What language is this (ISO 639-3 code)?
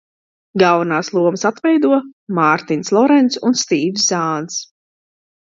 lav